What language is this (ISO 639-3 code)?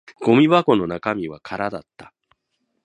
jpn